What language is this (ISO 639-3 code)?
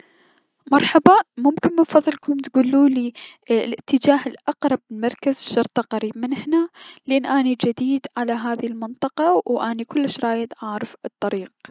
acm